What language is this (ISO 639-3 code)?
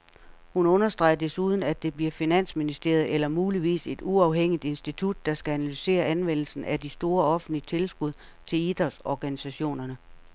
dan